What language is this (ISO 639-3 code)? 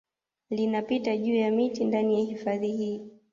swa